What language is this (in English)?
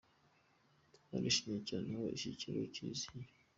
Kinyarwanda